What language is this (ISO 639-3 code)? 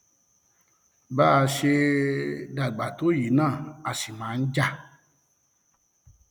yor